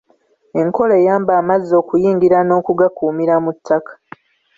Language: Ganda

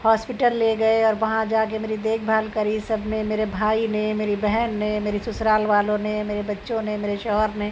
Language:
Urdu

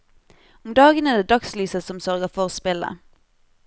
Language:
Norwegian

